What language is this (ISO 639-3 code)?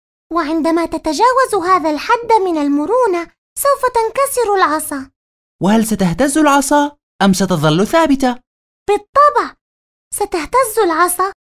ara